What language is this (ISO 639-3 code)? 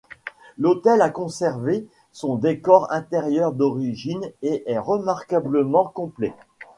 fra